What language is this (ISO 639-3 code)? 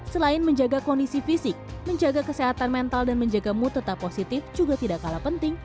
ind